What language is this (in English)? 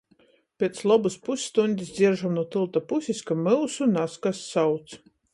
Latgalian